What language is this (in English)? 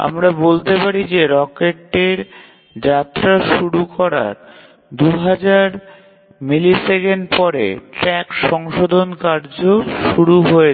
Bangla